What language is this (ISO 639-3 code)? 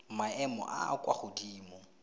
tsn